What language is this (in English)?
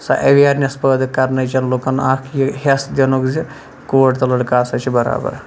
Kashmiri